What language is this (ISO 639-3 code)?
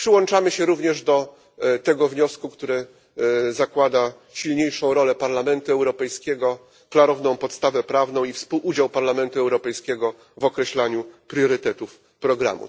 pol